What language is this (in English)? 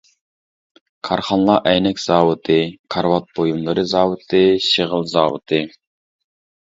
Uyghur